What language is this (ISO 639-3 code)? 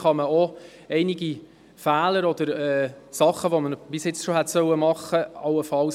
gsw